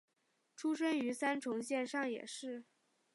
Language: Chinese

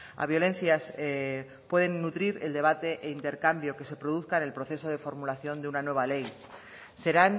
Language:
Spanish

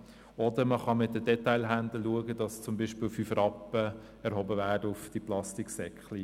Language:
Swiss German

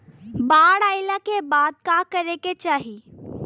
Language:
Bhojpuri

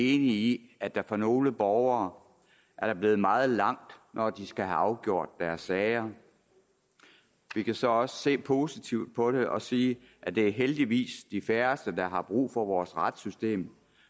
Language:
Danish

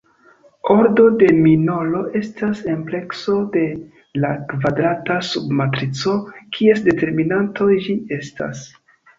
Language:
Esperanto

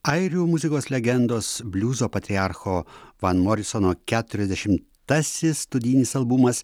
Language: Lithuanian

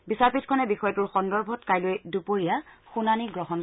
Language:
Assamese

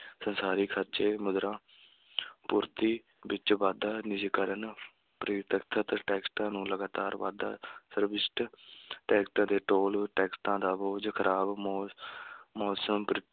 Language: Punjabi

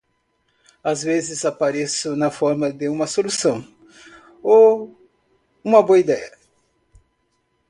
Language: Portuguese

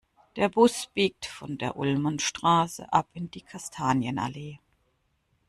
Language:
German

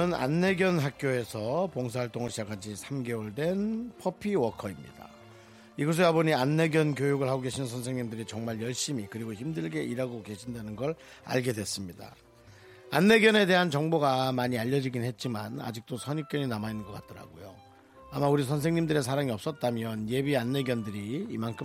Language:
Korean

